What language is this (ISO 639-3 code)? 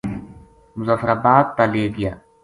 gju